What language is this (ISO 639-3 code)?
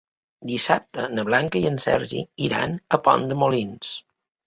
cat